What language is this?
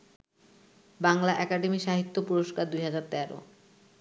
Bangla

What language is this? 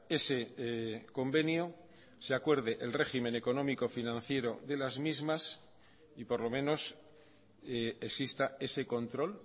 Spanish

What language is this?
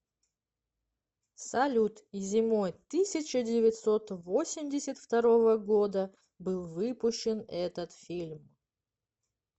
Russian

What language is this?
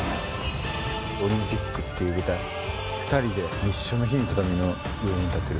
Japanese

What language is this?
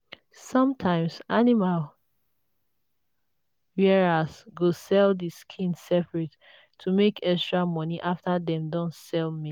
Nigerian Pidgin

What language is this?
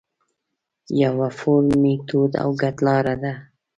Pashto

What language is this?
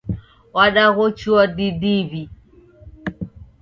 Taita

